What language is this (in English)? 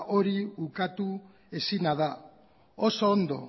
Basque